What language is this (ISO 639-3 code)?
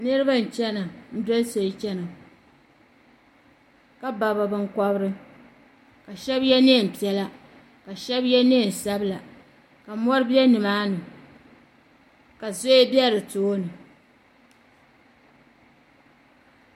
dag